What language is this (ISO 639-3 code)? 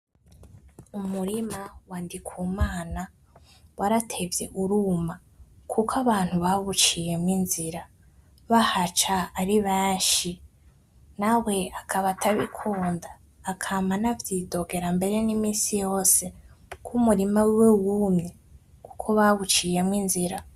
run